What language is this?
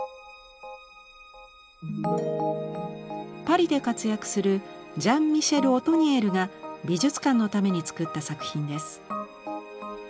Japanese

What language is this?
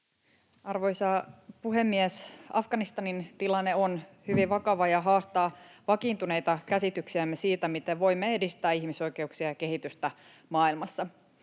Finnish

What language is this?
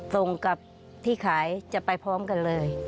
Thai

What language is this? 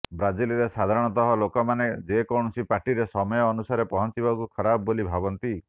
Odia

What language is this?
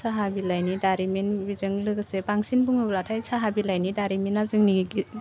Bodo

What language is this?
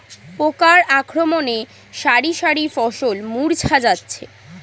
Bangla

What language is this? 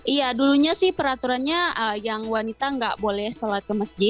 Indonesian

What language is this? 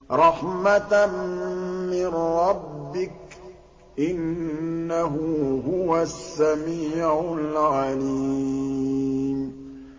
Arabic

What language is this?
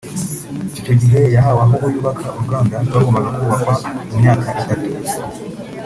Kinyarwanda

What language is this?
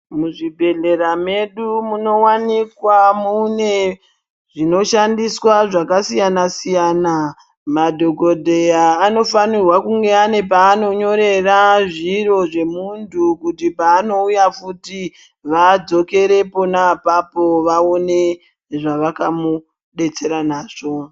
Ndau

